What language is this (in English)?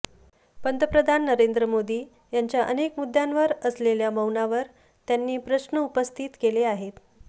Marathi